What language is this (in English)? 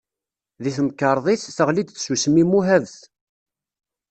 Kabyle